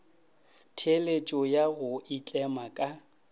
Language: Northern Sotho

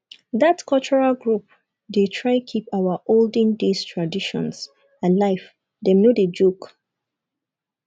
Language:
Nigerian Pidgin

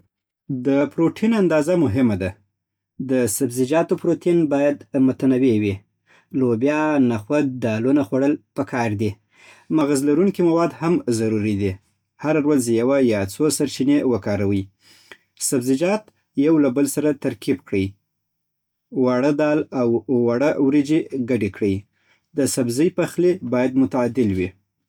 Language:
Southern Pashto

